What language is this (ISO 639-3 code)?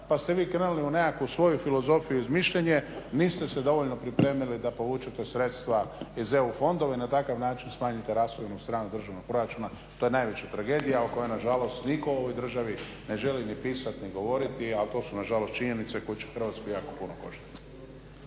hrv